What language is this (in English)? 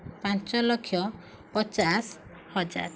Odia